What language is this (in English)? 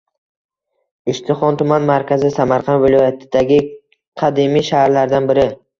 Uzbek